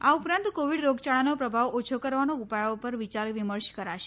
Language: Gujarati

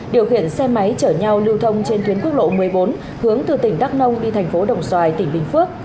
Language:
Vietnamese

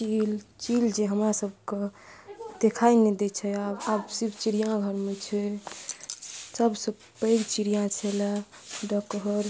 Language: Maithili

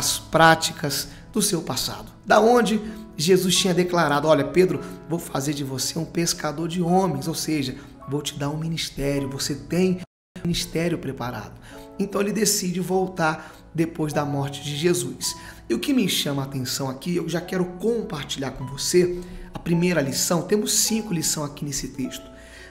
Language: Portuguese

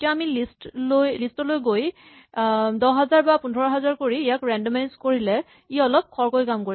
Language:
Assamese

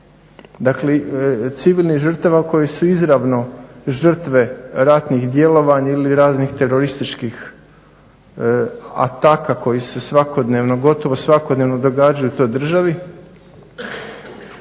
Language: Croatian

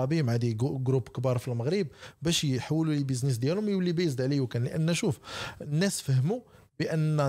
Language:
Arabic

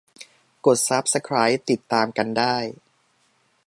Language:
Thai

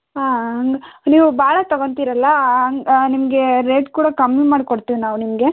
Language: Kannada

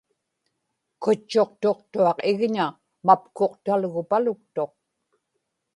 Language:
Inupiaq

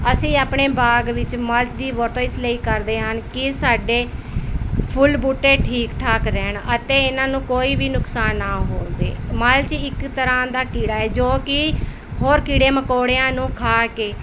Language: Punjabi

